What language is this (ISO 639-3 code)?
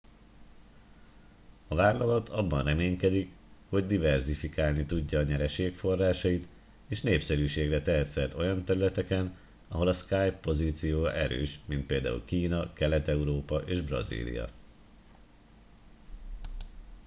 hun